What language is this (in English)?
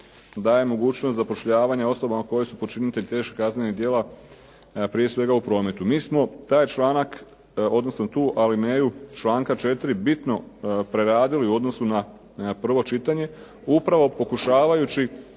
Croatian